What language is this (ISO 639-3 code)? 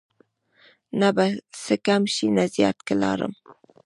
pus